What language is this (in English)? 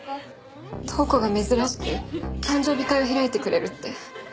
Japanese